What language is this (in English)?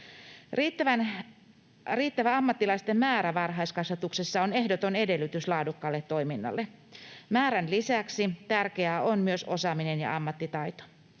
Finnish